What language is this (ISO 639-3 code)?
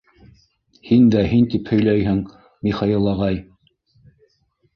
bak